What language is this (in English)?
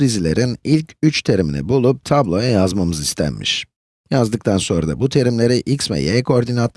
Turkish